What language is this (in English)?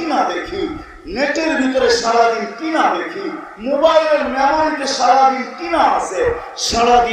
Turkish